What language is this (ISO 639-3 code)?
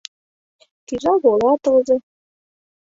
chm